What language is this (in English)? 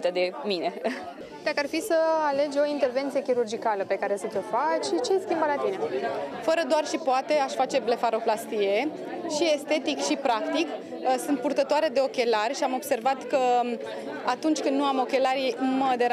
Romanian